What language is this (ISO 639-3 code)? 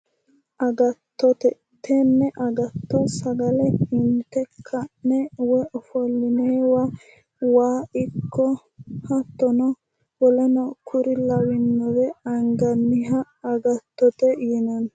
sid